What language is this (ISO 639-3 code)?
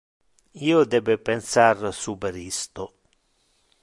ina